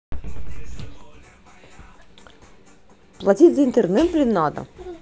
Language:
Russian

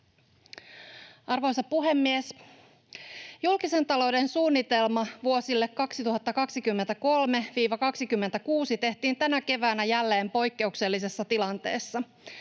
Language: Finnish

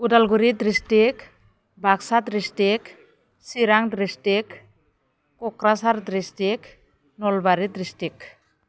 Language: Bodo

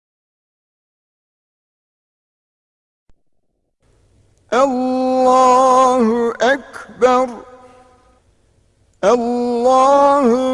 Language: Turkish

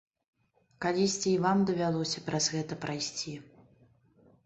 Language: Belarusian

